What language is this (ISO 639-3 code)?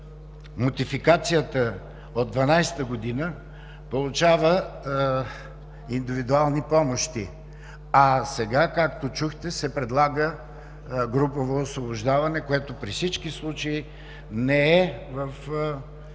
bul